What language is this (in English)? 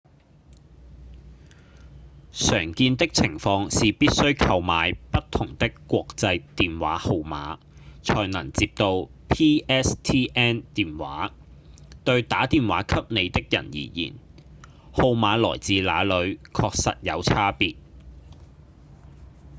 Cantonese